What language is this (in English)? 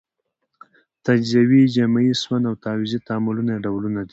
Pashto